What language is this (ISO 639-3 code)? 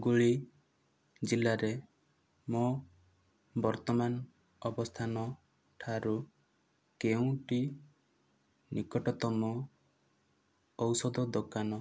ori